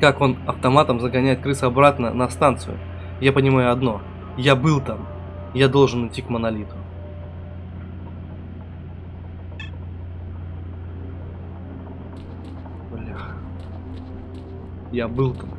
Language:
Russian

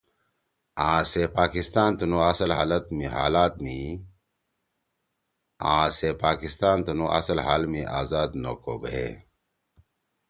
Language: Torwali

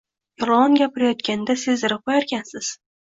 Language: Uzbek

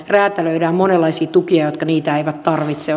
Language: Finnish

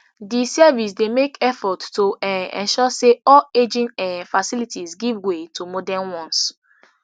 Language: Nigerian Pidgin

